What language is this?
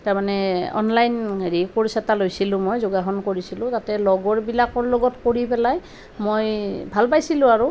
Assamese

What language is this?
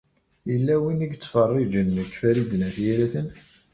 Kabyle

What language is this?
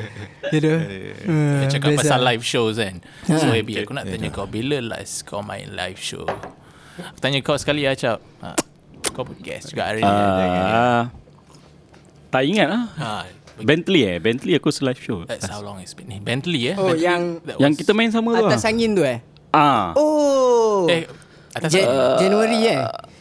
Malay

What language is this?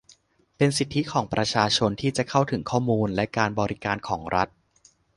Thai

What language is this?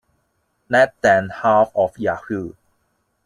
English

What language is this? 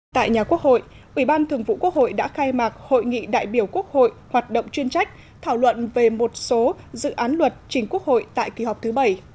Vietnamese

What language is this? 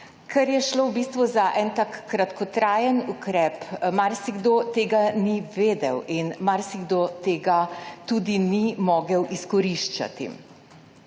Slovenian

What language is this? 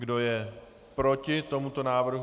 Czech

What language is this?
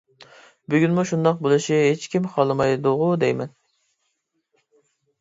Uyghur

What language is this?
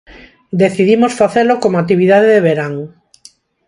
Galician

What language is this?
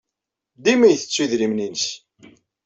Kabyle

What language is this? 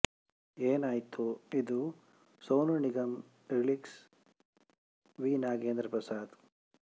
Kannada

